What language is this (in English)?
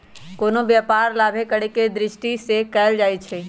Magahi